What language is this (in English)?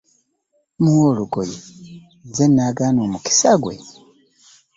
Ganda